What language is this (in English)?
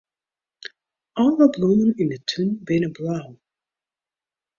Western Frisian